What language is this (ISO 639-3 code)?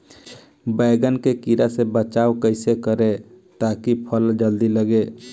bho